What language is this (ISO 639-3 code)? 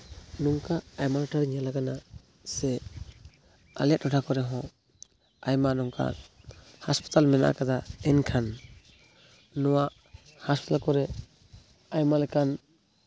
sat